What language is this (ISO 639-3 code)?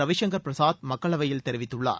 tam